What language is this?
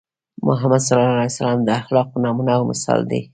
Pashto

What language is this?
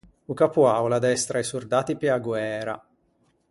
Ligurian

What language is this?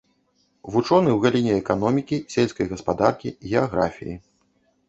Belarusian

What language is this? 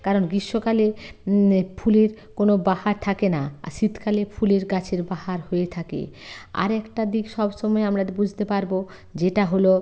Bangla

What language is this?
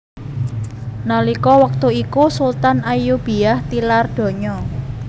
Javanese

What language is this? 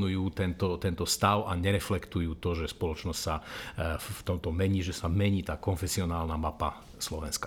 Slovak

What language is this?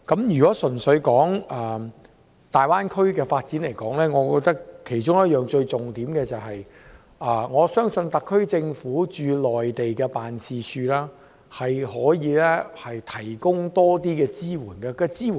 Cantonese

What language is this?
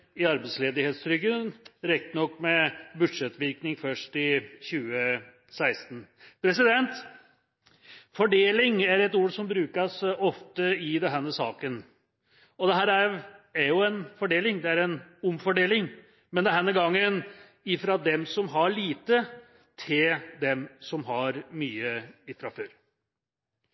Norwegian Bokmål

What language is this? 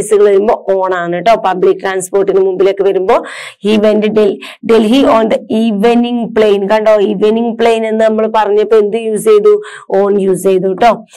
Malayalam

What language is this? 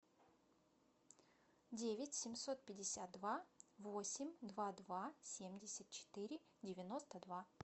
Russian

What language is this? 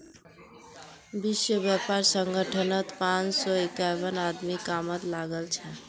Magahi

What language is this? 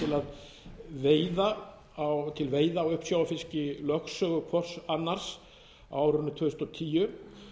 Icelandic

